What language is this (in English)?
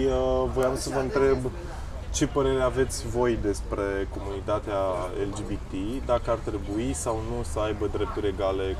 Romanian